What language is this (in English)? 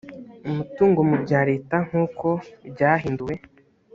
Kinyarwanda